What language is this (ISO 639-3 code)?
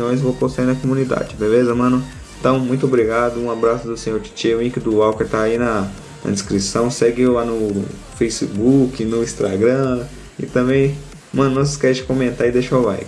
por